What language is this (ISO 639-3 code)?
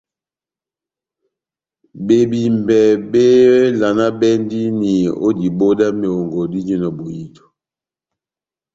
bnm